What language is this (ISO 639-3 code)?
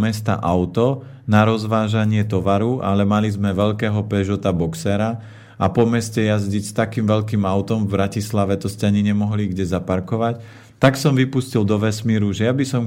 slk